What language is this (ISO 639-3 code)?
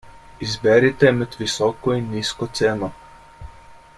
slv